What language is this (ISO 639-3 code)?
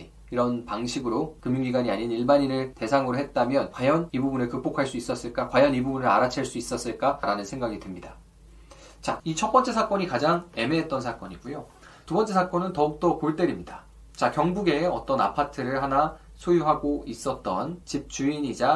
kor